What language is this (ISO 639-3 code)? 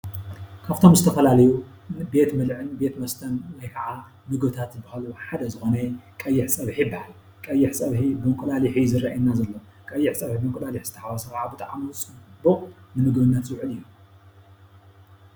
tir